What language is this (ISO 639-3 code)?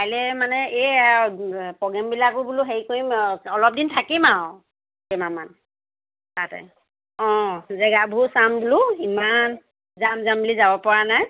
asm